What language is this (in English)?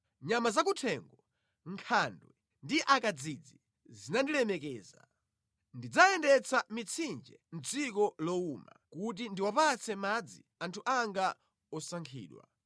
Nyanja